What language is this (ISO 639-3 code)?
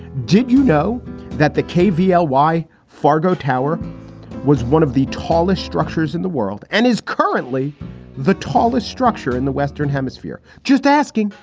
eng